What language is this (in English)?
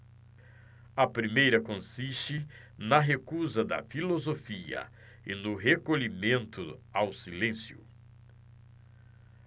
Portuguese